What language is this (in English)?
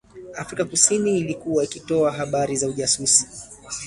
Swahili